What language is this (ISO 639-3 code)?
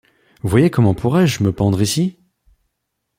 fra